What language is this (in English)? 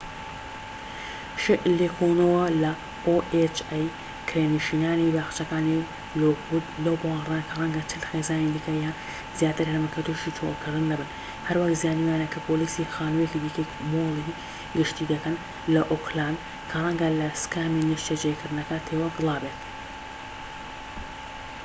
Central Kurdish